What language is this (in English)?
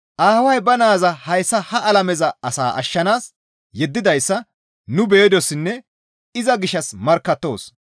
Gamo